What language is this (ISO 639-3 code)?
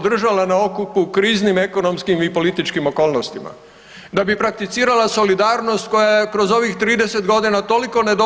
hrv